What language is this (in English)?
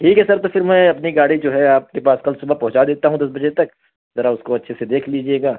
Urdu